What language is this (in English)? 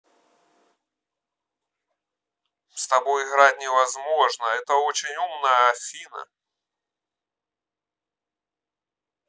Russian